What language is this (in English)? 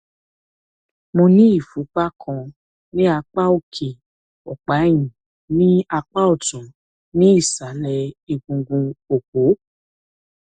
Yoruba